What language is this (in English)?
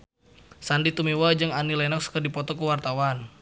Sundanese